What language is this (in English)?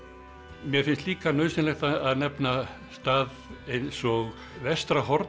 Icelandic